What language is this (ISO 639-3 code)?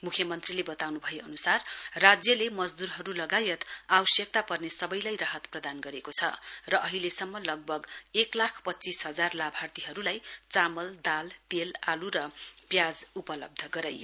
nep